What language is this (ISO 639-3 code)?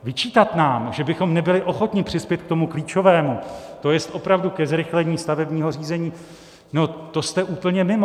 ces